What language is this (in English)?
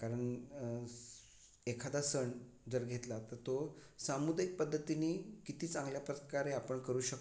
Marathi